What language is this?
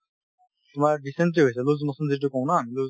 Assamese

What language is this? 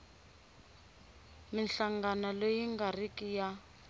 Tsonga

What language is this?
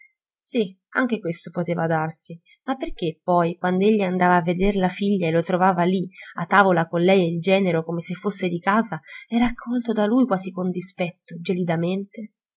Italian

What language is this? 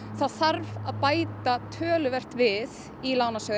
Icelandic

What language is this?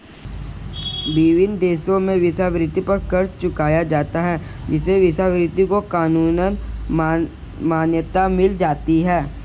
Hindi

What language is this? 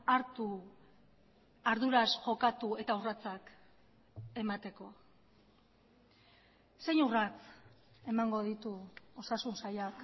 Basque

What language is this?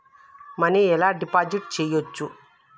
Telugu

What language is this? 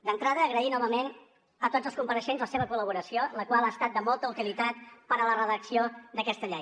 Catalan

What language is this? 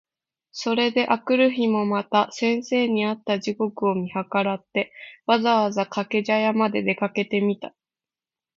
Japanese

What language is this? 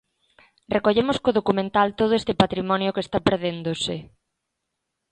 Galician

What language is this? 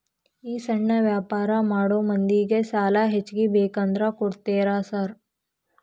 Kannada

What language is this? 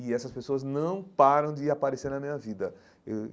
Portuguese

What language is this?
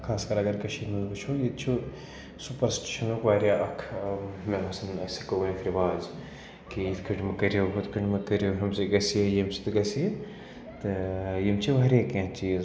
Kashmiri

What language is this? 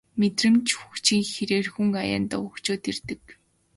Mongolian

